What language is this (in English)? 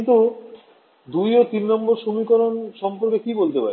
Bangla